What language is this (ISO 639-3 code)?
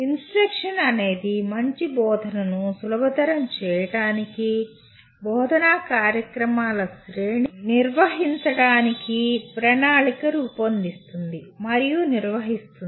tel